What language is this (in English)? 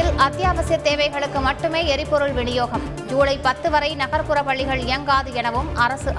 Tamil